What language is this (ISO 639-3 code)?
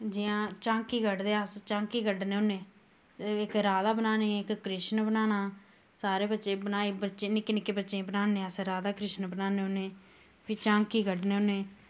doi